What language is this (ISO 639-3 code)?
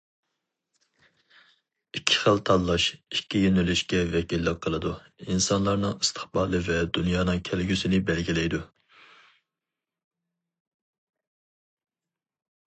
uig